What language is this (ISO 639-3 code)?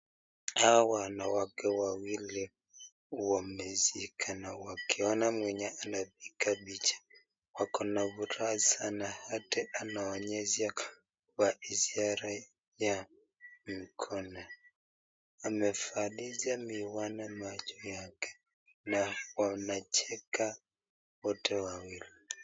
swa